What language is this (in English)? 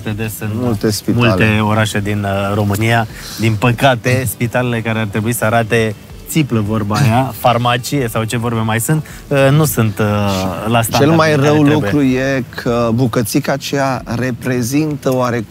Romanian